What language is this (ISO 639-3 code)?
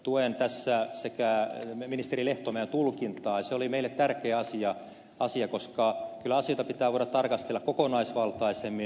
fin